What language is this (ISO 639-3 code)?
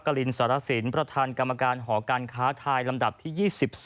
tha